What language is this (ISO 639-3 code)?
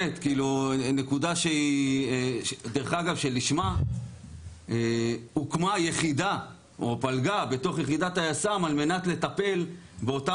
heb